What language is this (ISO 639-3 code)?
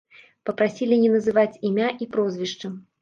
bel